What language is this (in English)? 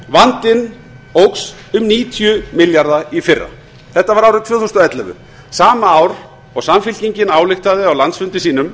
Icelandic